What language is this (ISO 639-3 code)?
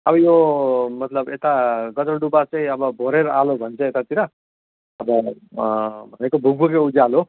nep